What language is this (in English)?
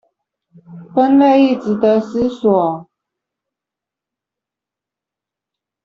Chinese